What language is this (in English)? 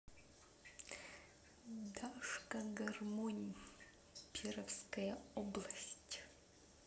Russian